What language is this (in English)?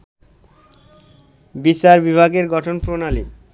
Bangla